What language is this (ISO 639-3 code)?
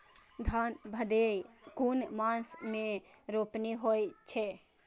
mai